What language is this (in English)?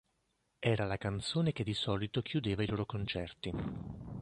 Italian